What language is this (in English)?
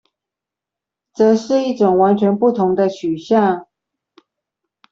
Chinese